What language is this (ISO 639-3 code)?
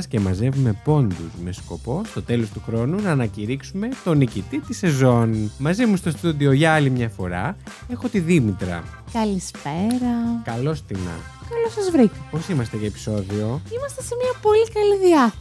ell